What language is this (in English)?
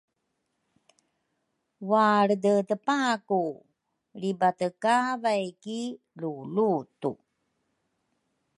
Rukai